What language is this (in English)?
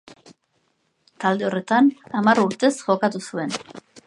Basque